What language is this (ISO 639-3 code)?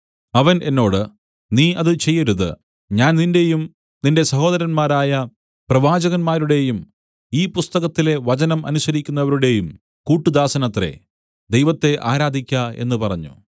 mal